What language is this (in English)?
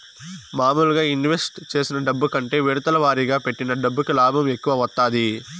Telugu